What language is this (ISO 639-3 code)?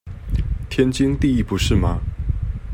zho